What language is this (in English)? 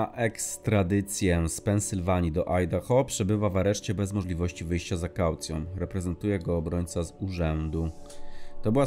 Polish